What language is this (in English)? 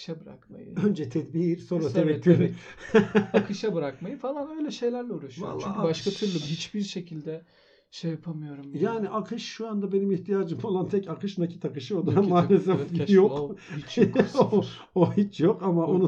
Turkish